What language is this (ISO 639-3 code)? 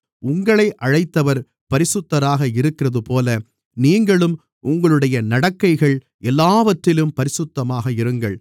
tam